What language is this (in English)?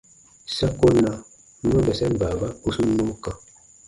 Baatonum